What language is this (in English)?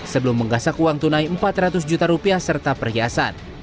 Indonesian